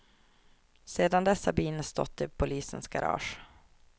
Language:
Swedish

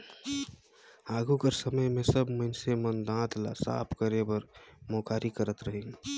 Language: Chhattisgarhi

